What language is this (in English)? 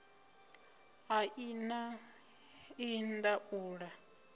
Venda